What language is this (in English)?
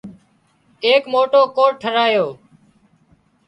Wadiyara Koli